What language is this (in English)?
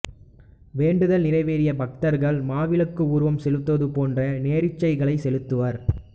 Tamil